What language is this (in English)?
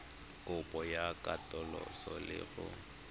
Tswana